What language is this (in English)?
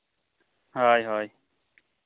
Santali